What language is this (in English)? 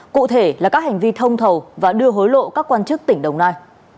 Vietnamese